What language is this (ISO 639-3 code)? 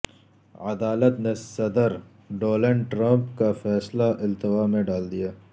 urd